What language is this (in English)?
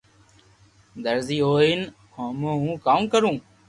Loarki